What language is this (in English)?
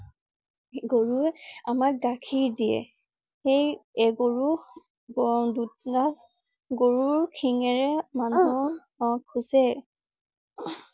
Assamese